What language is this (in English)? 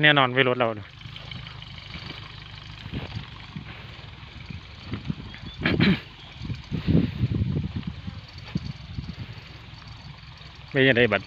Thai